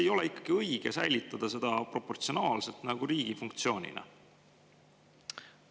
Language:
Estonian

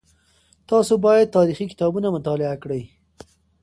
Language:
Pashto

